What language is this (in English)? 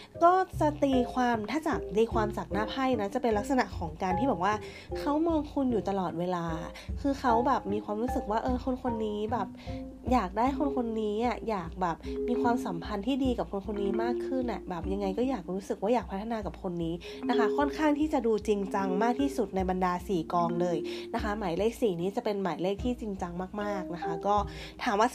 Thai